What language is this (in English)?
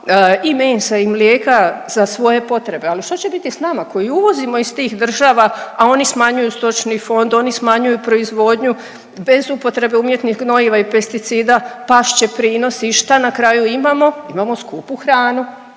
Croatian